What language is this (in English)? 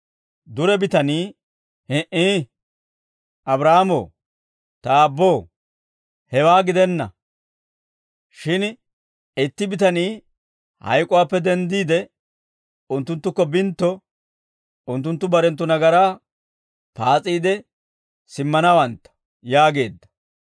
Dawro